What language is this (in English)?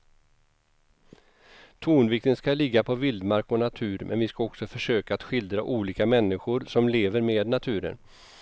Swedish